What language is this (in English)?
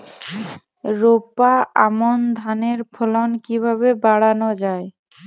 Bangla